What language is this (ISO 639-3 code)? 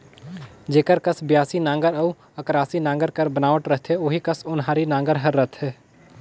hne